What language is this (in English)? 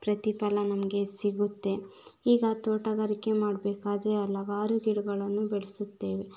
Kannada